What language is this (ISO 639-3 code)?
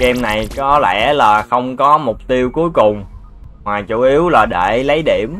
vie